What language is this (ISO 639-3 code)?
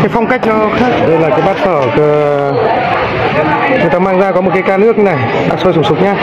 vie